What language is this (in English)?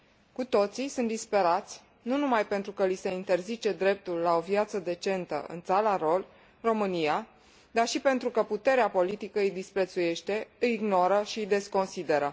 Romanian